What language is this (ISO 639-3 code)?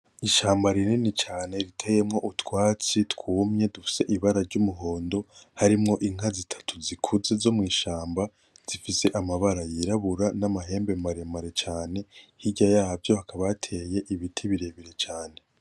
run